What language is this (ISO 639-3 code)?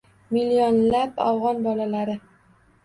uzb